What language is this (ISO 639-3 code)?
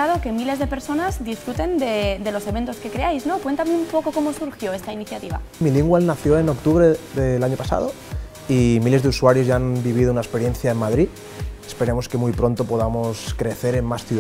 spa